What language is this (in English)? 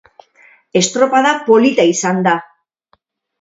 Basque